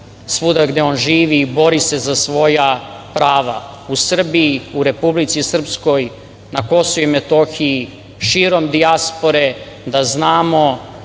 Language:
Serbian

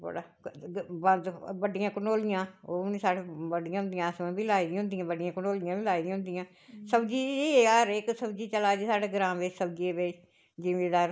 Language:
Dogri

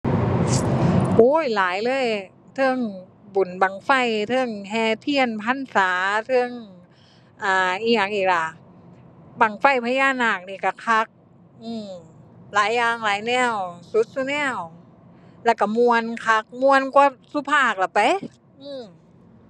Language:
Thai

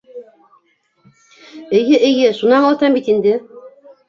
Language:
Bashkir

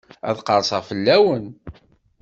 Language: Kabyle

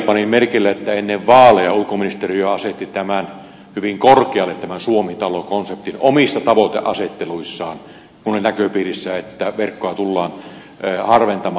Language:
Finnish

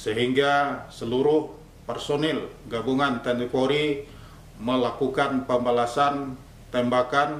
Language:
Indonesian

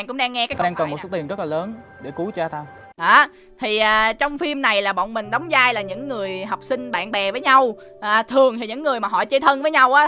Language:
Vietnamese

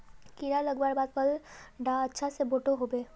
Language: Magahi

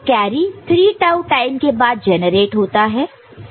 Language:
Hindi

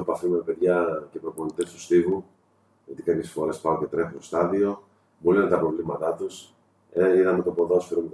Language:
Greek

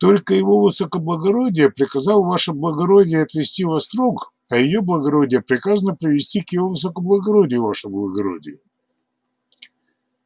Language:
Russian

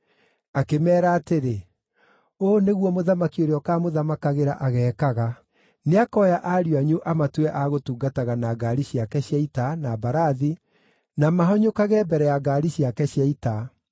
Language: Kikuyu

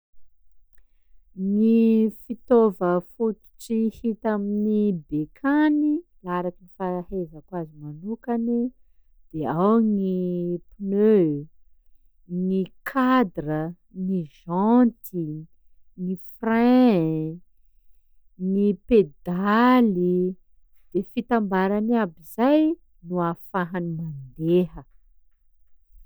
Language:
Sakalava Malagasy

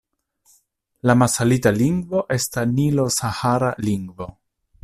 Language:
Esperanto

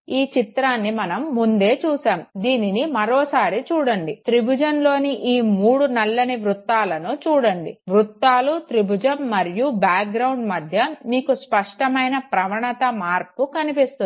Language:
Telugu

